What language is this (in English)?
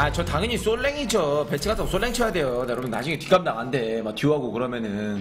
Korean